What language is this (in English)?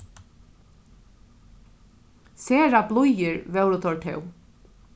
Faroese